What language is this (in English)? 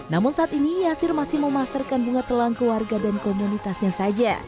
Indonesian